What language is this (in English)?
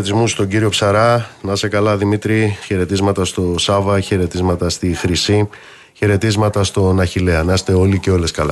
Greek